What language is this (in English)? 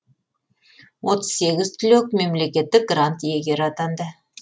Kazakh